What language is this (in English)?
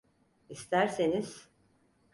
Turkish